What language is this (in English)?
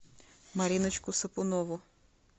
Russian